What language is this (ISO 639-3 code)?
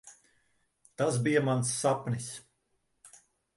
lav